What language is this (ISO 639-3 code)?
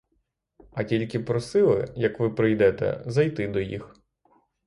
ukr